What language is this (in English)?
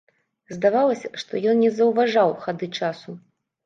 Belarusian